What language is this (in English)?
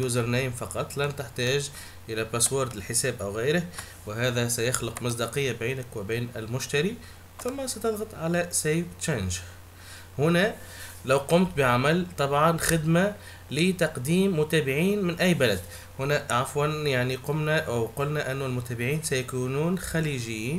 Arabic